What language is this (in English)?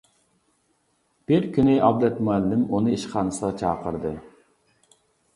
Uyghur